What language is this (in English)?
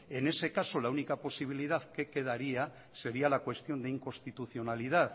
Spanish